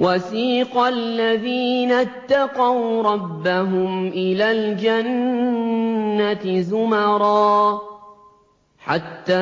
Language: Arabic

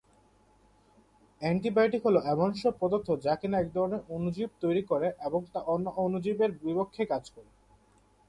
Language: Bangla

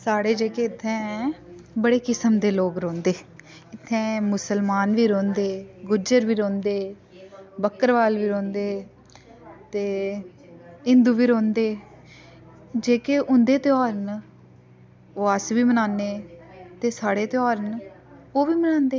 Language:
Dogri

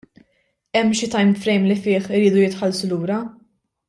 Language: Maltese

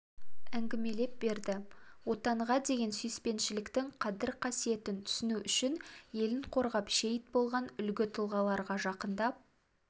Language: Kazakh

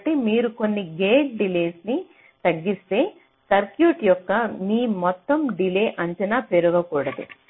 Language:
Telugu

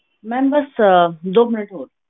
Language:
Punjabi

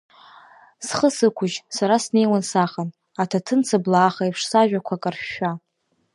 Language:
Abkhazian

